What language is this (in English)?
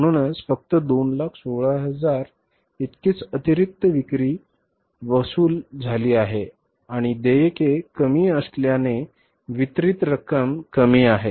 Marathi